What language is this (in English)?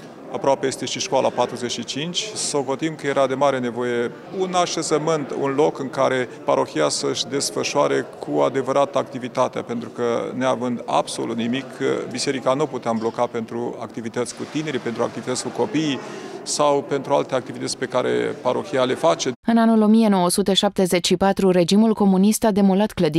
Romanian